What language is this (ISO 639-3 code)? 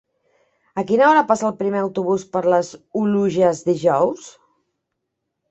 cat